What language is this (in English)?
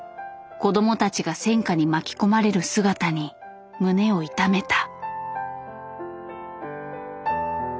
Japanese